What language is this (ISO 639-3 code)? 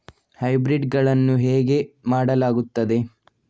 kan